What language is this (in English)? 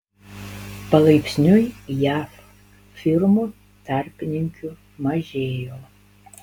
Lithuanian